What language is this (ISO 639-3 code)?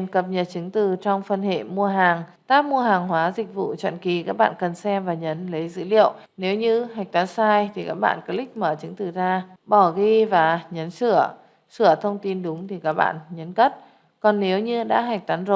vie